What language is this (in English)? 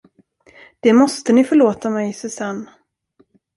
Swedish